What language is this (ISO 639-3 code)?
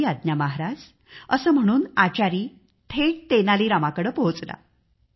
mar